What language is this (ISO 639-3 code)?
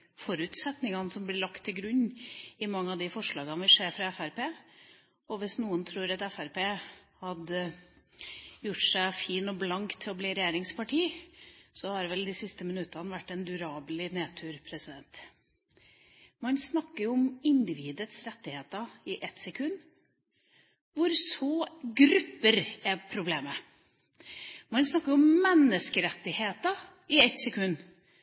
nob